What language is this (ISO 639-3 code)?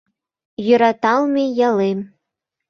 chm